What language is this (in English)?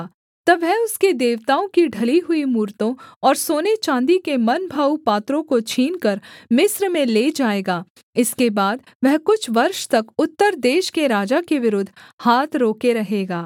Hindi